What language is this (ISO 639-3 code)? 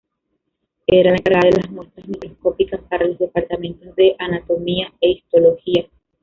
spa